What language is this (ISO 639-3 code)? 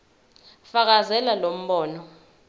zul